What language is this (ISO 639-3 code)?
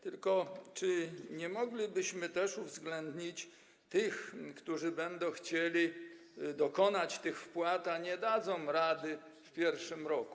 pol